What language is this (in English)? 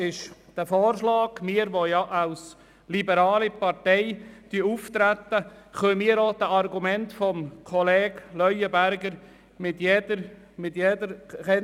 Swiss German